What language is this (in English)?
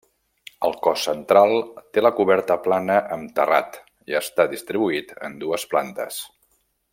Catalan